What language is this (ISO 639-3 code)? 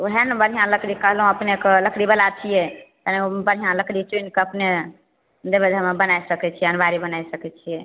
mai